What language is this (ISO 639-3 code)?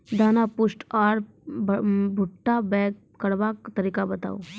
mai